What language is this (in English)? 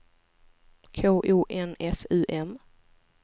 Swedish